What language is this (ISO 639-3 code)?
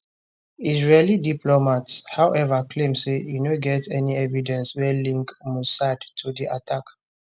pcm